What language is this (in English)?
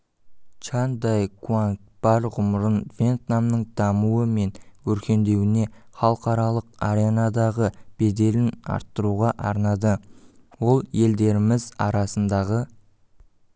Kazakh